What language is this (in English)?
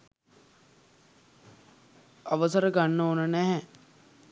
Sinhala